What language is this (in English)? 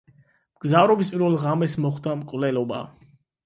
Georgian